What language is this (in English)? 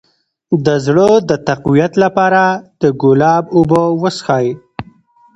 Pashto